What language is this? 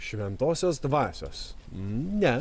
Lithuanian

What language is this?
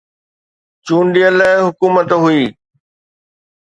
Sindhi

